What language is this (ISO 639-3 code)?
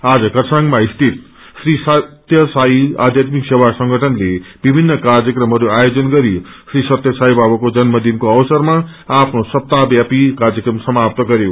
nep